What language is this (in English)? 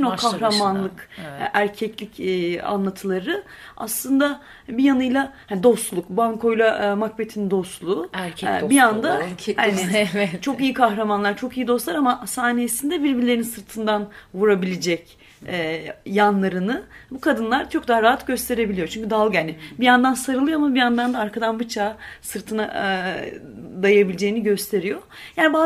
Turkish